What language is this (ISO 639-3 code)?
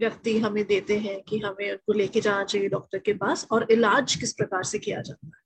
hin